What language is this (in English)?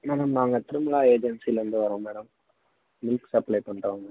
Tamil